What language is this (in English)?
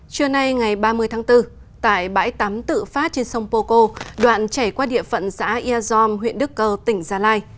Vietnamese